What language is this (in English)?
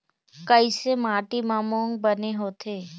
Chhattisgarhi